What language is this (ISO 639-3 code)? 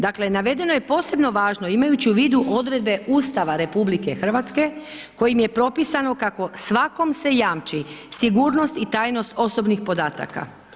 hrv